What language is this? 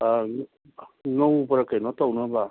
Manipuri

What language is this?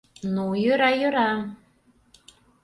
Mari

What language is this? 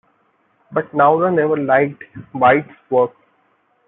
English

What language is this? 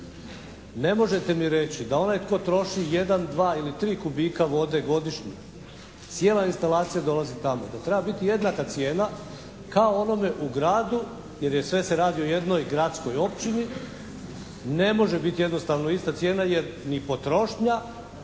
Croatian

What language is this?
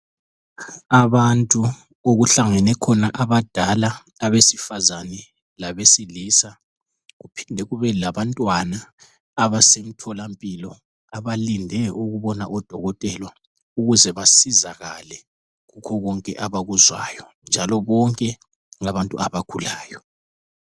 North Ndebele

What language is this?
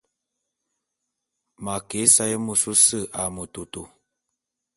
Bulu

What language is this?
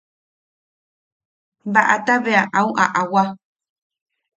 Yaqui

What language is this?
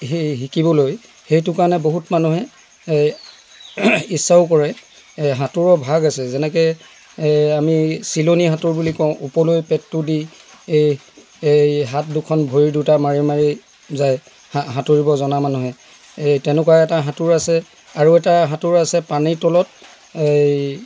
Assamese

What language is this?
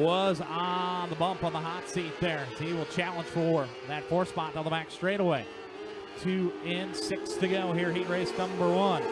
English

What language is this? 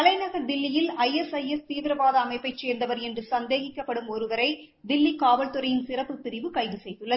Tamil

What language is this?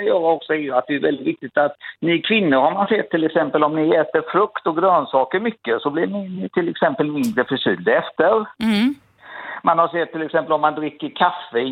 Swedish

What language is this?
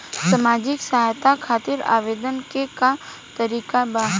Bhojpuri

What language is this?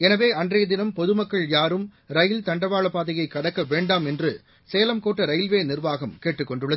Tamil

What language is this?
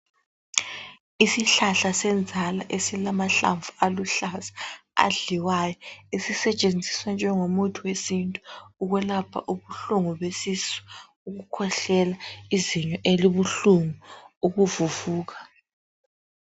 North Ndebele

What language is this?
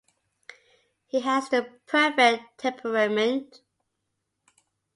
English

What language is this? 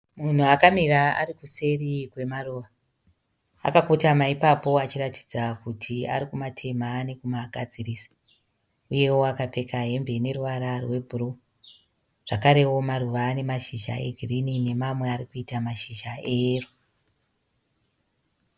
Shona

